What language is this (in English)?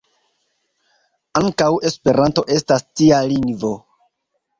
Esperanto